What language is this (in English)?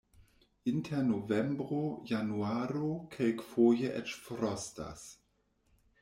Esperanto